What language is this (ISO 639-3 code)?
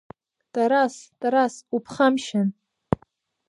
abk